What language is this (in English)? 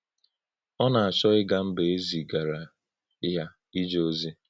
Igbo